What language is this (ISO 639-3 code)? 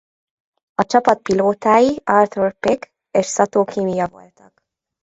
hun